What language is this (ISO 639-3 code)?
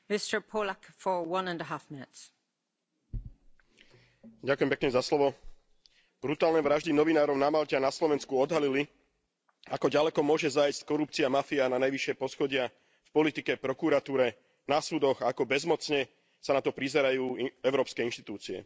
slk